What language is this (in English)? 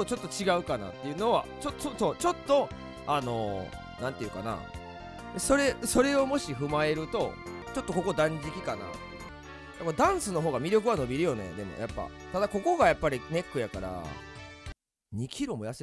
Japanese